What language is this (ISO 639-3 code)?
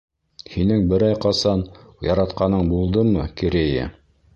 bak